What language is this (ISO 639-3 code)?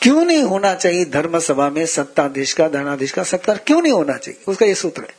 hin